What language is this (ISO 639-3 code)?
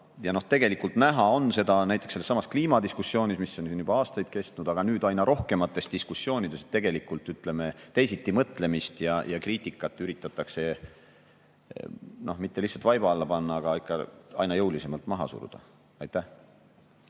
est